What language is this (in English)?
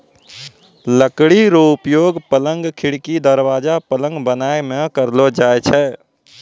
Maithili